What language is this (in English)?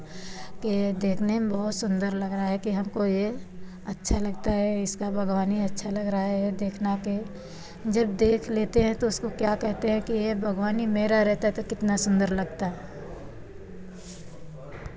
Hindi